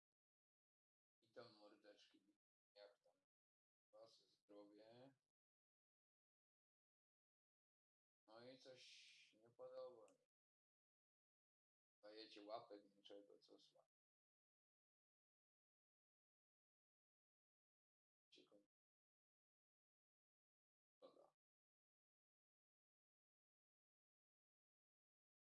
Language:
Polish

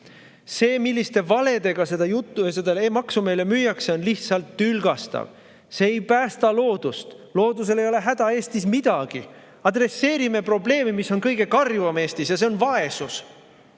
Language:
Estonian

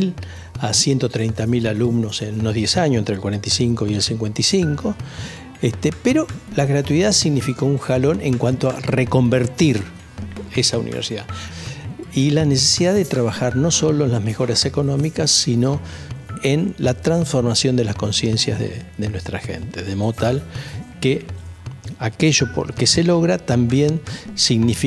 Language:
Spanish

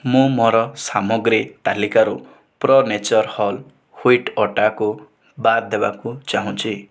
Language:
Odia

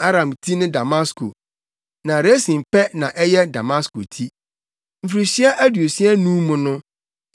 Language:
Akan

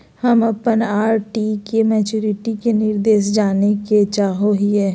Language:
Magahi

